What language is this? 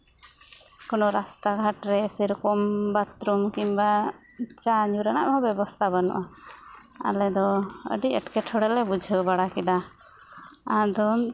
Santali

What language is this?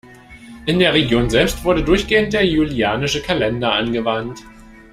German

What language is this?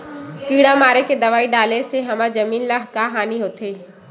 Chhattisgarhi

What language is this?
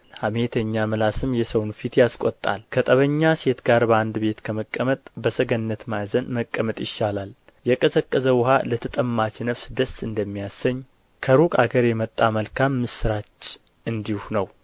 Amharic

